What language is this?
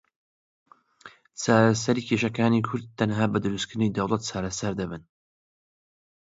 Central Kurdish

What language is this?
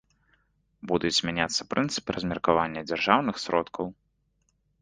Belarusian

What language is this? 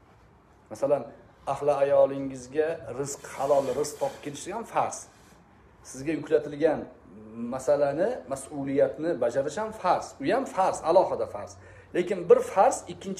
Turkish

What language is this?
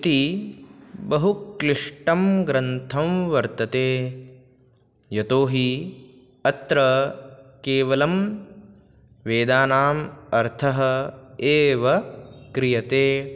Sanskrit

